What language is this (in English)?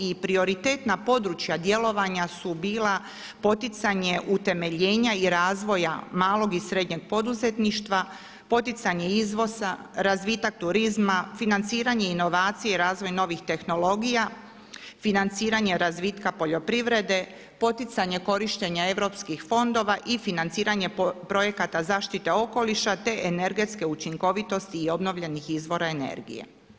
Croatian